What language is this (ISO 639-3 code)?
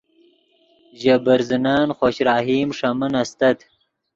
ydg